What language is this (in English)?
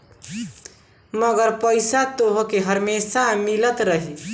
Bhojpuri